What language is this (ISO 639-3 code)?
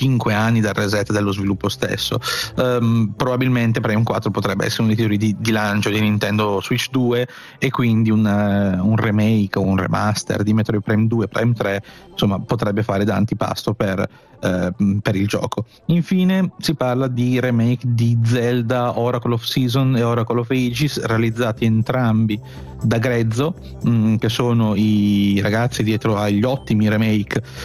ita